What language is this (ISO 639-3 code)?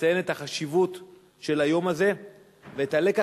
heb